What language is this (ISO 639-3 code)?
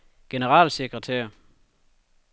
dan